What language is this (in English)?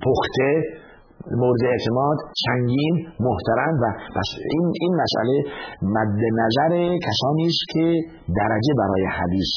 Persian